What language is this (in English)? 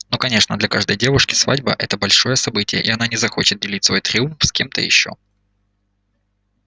Russian